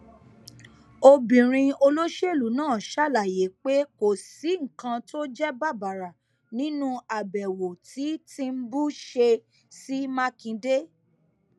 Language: Yoruba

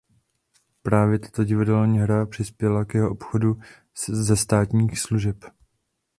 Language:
Czech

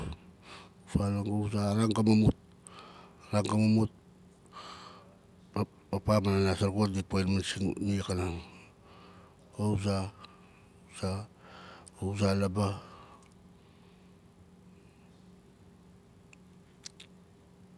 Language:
Nalik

